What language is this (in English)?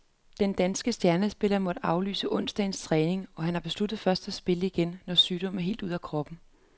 Danish